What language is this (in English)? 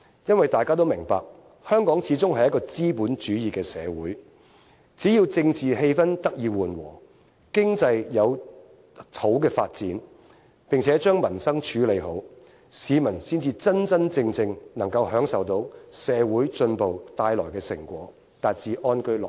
Cantonese